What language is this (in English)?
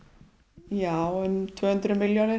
Icelandic